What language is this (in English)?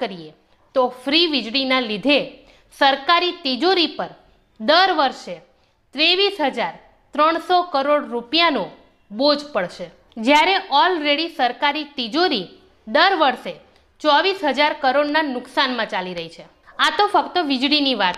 Gujarati